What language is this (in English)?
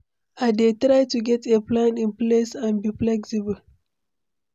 Nigerian Pidgin